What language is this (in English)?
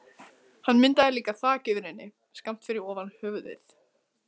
Icelandic